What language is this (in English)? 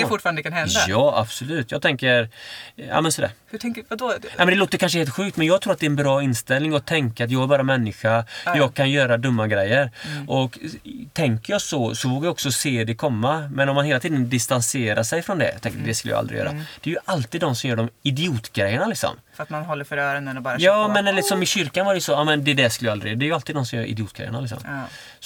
Swedish